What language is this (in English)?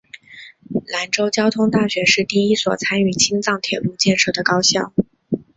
Chinese